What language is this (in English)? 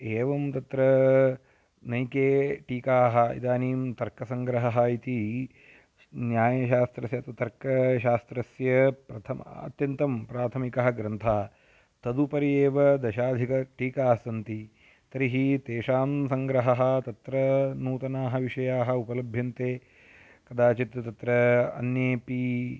Sanskrit